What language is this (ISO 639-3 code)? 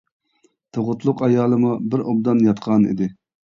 uig